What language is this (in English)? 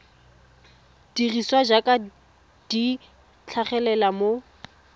Tswana